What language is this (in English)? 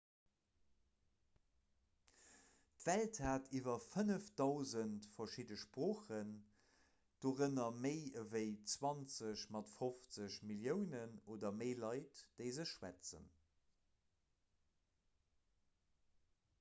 Luxembourgish